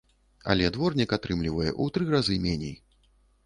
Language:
Belarusian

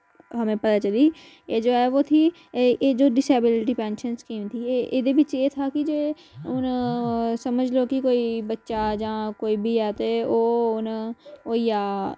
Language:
Dogri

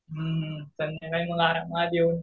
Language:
Marathi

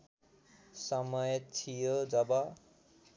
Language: Nepali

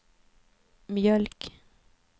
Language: Swedish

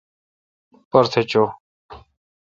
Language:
Kalkoti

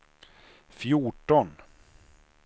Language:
Swedish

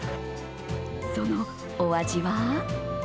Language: Japanese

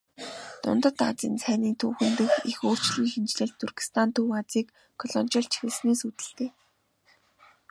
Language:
Mongolian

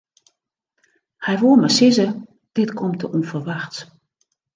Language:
Western Frisian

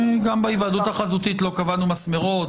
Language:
Hebrew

